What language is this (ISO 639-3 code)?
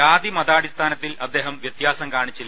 mal